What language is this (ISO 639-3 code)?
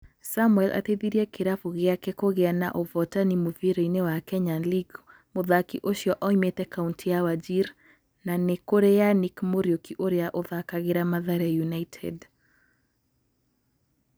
kik